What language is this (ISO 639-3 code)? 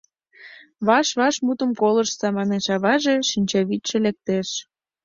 chm